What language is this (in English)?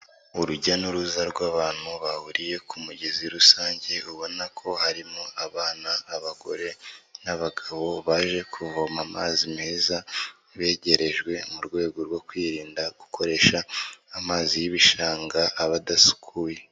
Kinyarwanda